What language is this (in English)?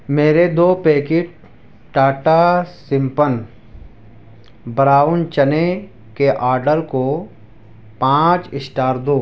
Urdu